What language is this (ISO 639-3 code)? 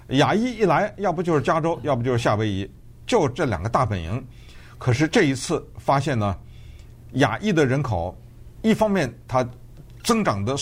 zho